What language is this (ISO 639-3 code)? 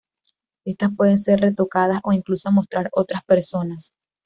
spa